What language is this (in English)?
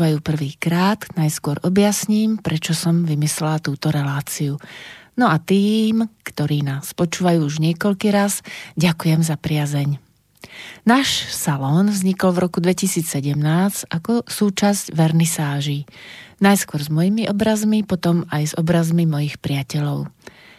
Slovak